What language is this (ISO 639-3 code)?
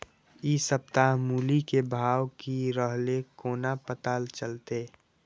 mai